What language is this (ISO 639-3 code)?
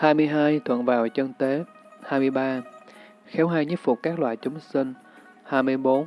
vie